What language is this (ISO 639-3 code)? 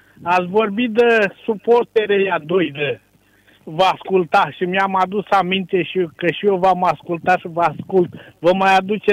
ron